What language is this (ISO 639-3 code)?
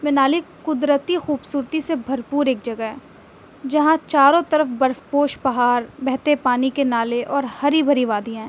urd